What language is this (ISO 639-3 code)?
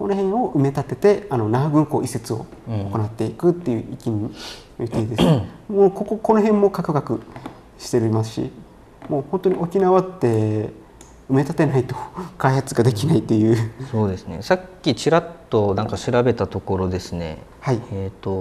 jpn